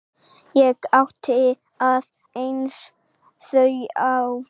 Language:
Icelandic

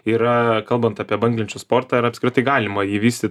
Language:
Lithuanian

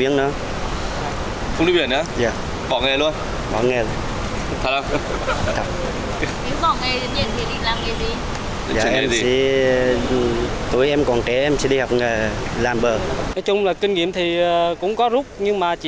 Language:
Vietnamese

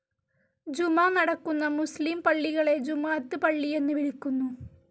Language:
Malayalam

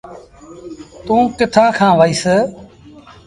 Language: Sindhi Bhil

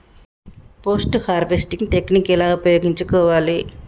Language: Telugu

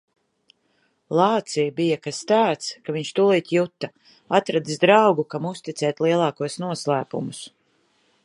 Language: Latvian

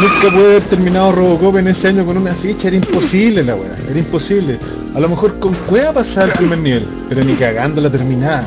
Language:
Spanish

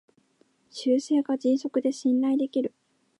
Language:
Japanese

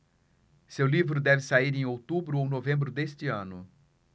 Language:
Portuguese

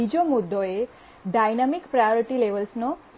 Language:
Gujarati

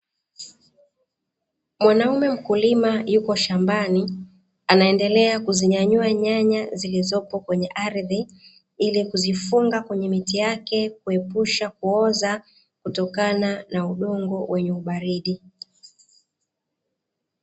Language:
Swahili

